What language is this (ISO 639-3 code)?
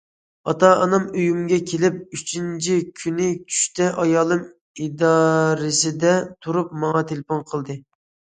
uig